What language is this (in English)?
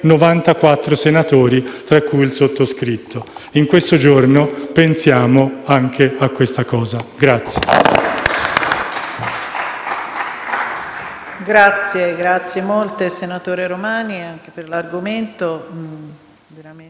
Italian